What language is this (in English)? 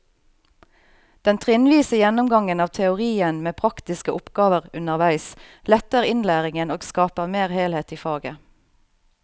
Norwegian